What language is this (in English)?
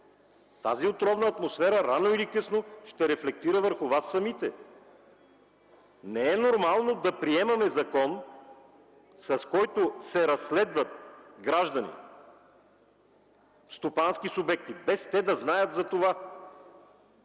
Bulgarian